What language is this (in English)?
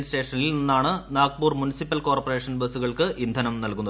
Malayalam